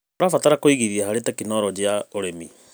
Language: Kikuyu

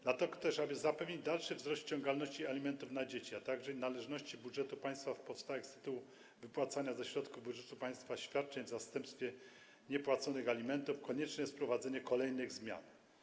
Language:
Polish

